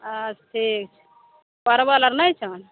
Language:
Maithili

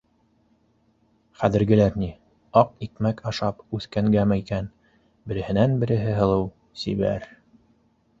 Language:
Bashkir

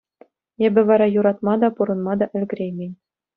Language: Chuvash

